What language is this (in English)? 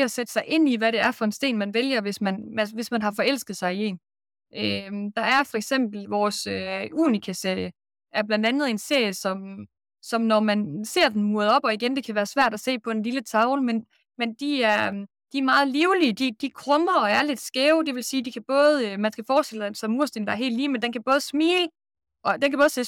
Danish